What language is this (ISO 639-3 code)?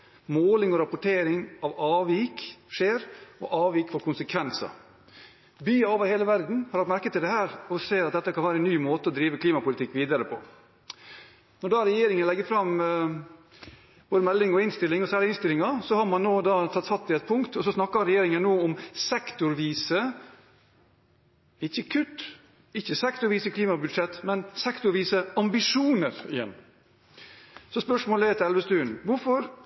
nob